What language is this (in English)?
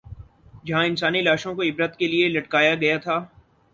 Urdu